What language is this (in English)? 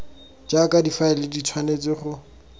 Tswana